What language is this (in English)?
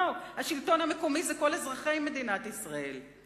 Hebrew